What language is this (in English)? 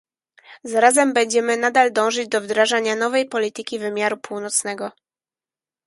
Polish